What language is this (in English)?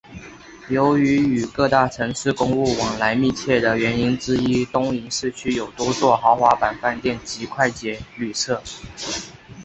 Chinese